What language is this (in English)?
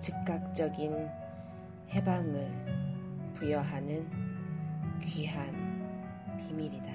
Korean